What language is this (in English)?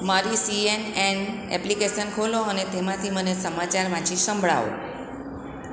Gujarati